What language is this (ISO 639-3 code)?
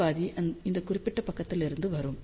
tam